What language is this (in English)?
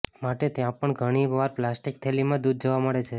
Gujarati